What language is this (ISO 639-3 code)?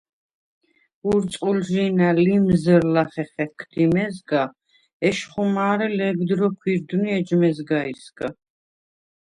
sva